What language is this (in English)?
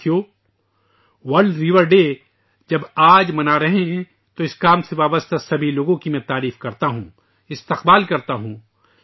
Urdu